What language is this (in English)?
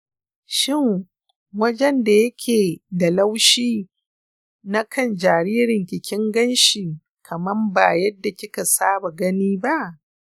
Hausa